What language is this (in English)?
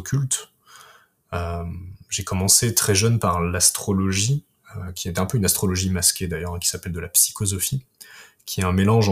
French